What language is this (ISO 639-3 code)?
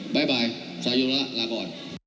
tha